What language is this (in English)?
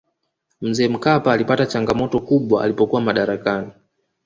Swahili